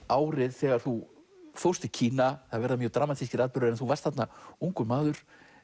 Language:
Icelandic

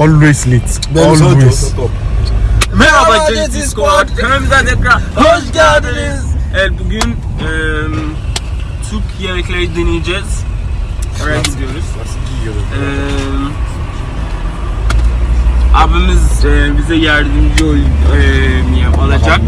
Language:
Turkish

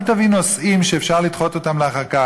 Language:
Hebrew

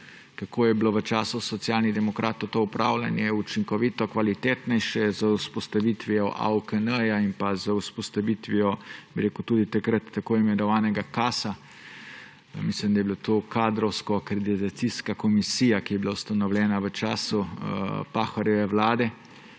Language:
Slovenian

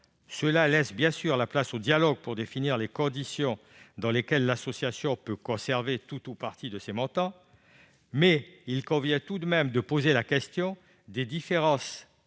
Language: French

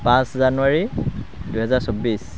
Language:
Assamese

